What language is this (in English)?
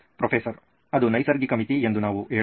Kannada